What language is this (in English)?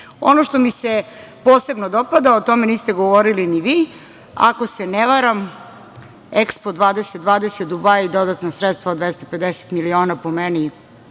Serbian